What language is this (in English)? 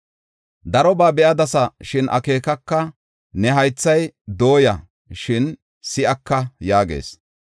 Gofa